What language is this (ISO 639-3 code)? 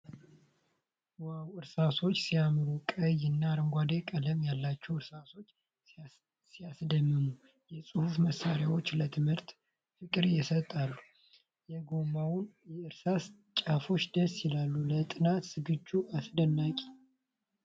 amh